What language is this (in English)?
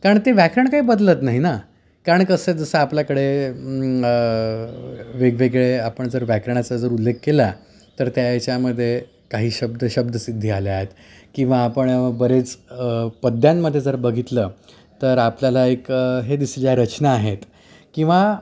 Marathi